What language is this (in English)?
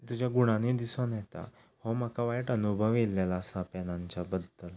Konkani